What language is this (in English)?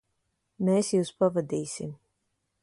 Latvian